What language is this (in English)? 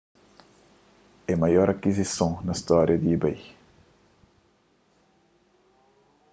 Kabuverdianu